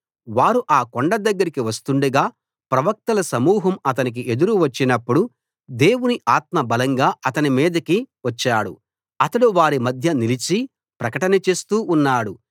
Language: Telugu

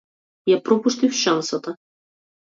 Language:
Macedonian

